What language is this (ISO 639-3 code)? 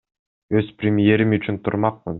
kir